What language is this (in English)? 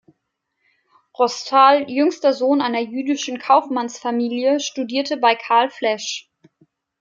German